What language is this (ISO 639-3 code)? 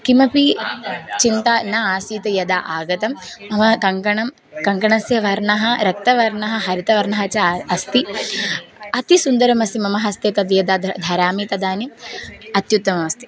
san